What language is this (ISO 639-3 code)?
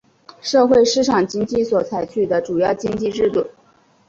zho